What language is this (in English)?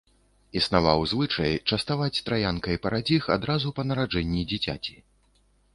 Belarusian